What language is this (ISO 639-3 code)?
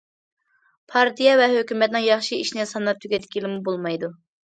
uig